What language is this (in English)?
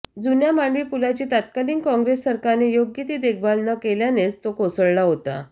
Marathi